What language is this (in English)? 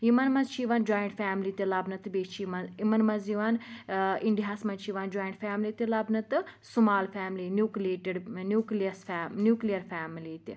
Kashmiri